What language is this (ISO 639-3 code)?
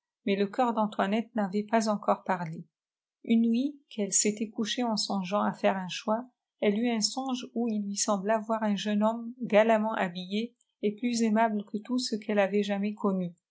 fra